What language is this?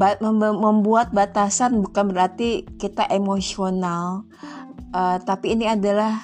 Indonesian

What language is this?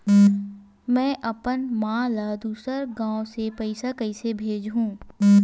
Chhattisgarhi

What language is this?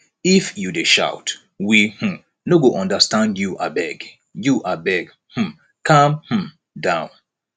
Nigerian Pidgin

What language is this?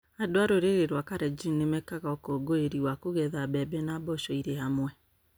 Kikuyu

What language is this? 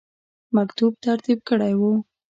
Pashto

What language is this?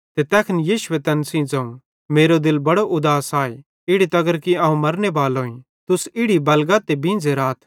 Bhadrawahi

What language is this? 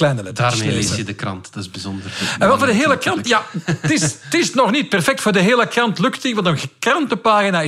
Dutch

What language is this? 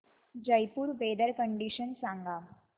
Marathi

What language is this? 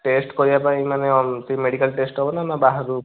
Odia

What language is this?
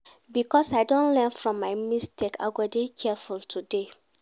Nigerian Pidgin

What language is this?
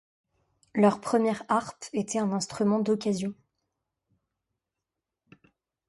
French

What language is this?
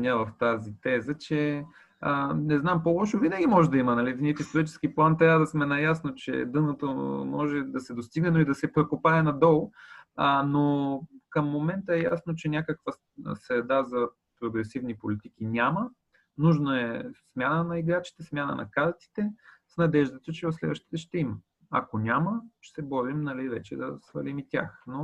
Bulgarian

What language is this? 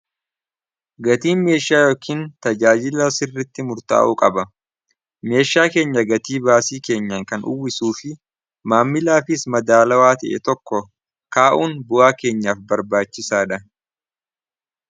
Oromo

